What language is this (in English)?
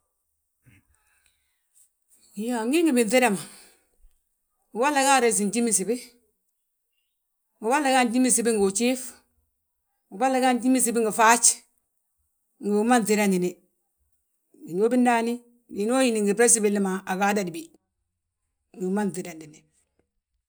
Balanta-Ganja